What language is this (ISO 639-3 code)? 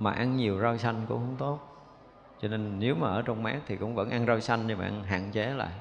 vie